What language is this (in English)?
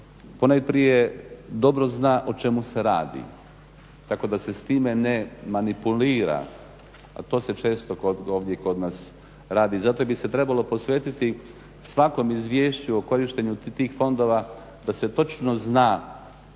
Croatian